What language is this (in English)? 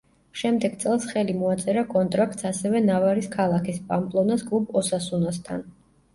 Georgian